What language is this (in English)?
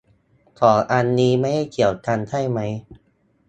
Thai